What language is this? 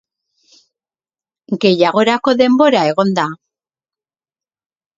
Basque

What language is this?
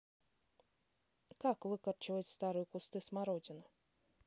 Russian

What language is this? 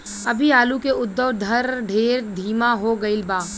Bhojpuri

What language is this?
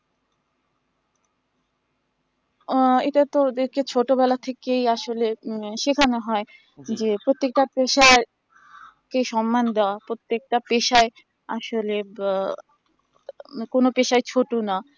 Bangla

